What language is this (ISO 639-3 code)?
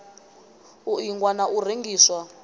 ven